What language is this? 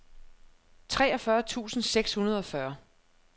Danish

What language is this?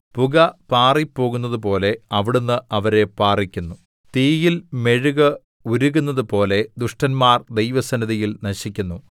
Malayalam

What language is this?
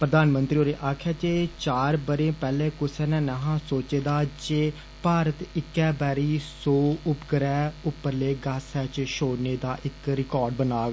Dogri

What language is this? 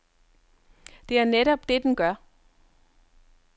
Danish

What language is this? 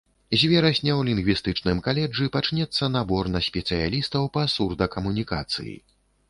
Belarusian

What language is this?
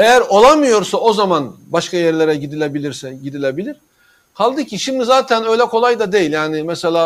Turkish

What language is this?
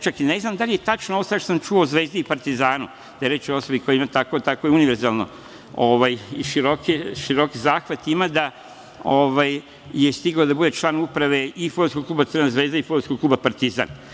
Serbian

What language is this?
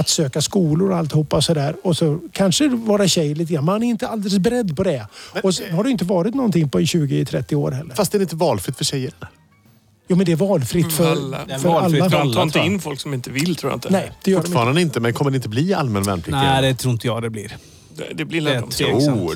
Swedish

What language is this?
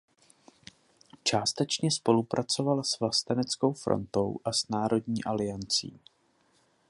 Czech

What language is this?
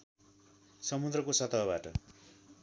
Nepali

